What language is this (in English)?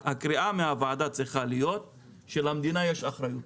Hebrew